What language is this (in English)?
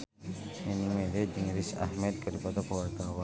Sundanese